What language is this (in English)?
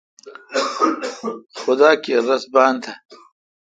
Kalkoti